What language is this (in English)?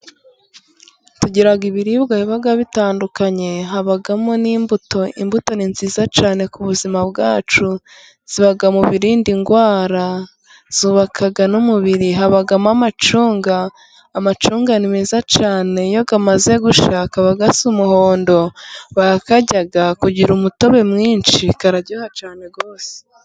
Kinyarwanda